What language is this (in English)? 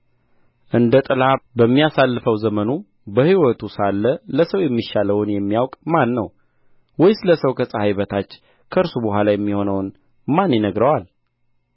Amharic